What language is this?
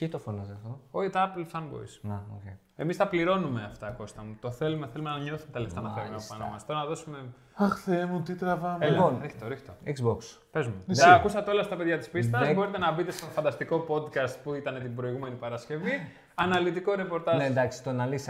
Greek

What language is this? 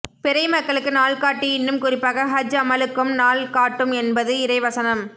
Tamil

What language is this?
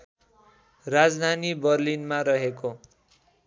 Nepali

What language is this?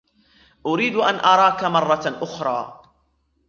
Arabic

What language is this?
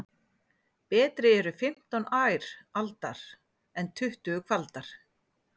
Icelandic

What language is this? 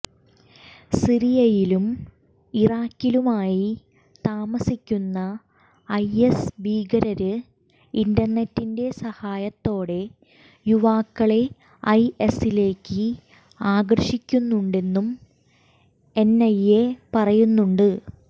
Malayalam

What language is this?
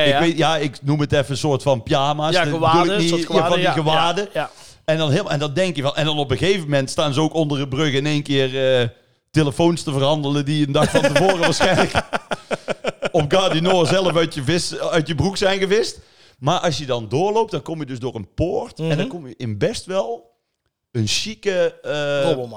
Dutch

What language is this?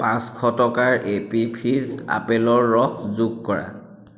Assamese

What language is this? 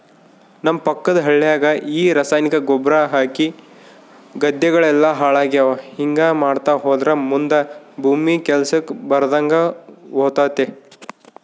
Kannada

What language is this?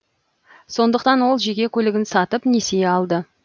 Kazakh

